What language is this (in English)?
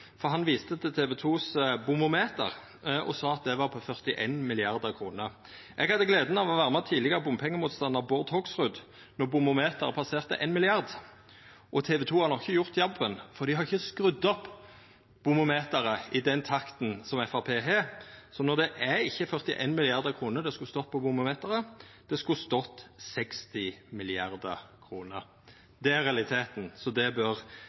Norwegian Nynorsk